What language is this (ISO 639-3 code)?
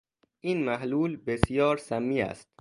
fas